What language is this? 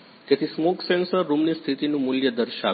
Gujarati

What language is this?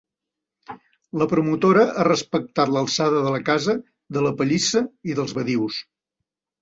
Catalan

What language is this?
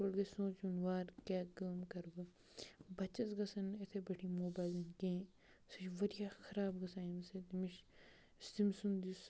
Kashmiri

